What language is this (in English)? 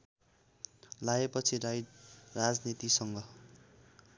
Nepali